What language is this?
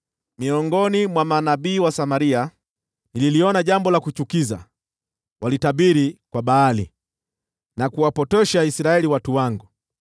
Swahili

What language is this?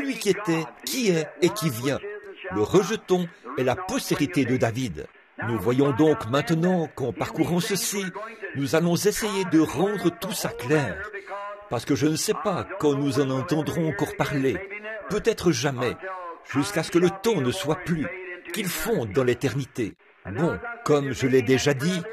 French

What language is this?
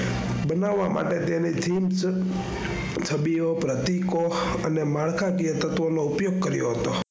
Gujarati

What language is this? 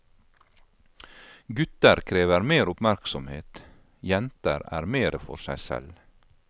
Norwegian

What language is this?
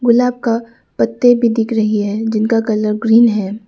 Hindi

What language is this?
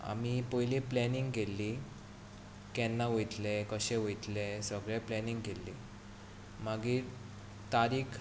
Konkani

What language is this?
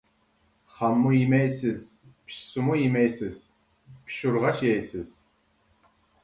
Uyghur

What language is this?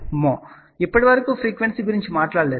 Telugu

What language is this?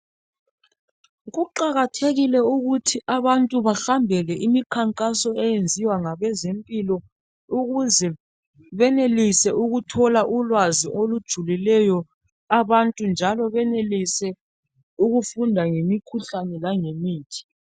North Ndebele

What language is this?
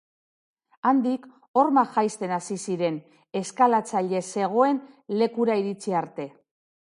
Basque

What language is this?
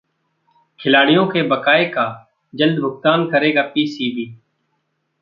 Hindi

